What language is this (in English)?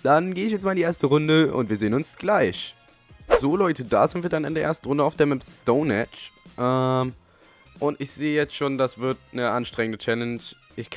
German